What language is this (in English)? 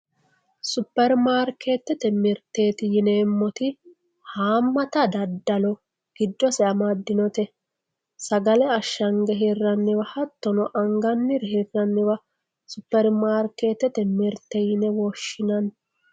Sidamo